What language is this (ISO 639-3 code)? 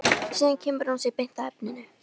isl